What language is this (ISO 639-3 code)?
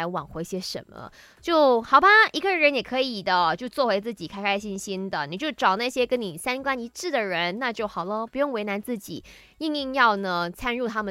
zho